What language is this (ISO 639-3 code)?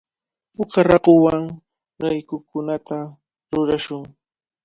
qvl